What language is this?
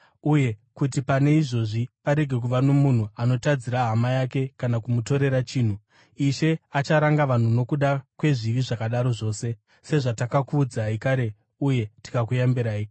Shona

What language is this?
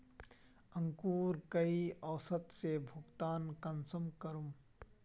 Magahi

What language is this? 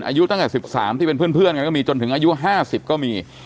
Thai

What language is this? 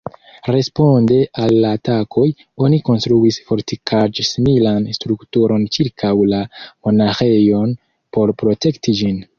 Esperanto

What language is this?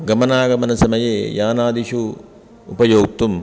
Sanskrit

